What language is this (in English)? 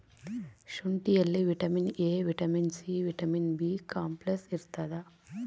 Kannada